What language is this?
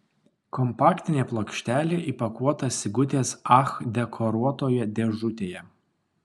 Lithuanian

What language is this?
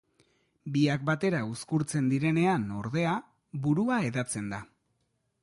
Basque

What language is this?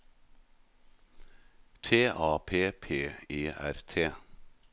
Norwegian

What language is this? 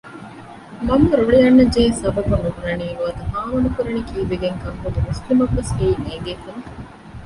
Divehi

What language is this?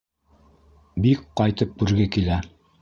Bashkir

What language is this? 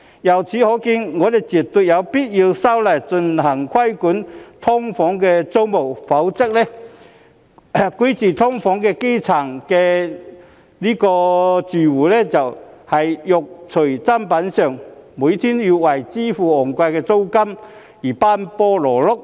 Cantonese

